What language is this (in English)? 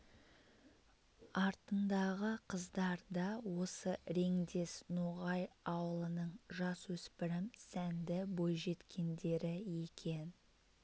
Kazakh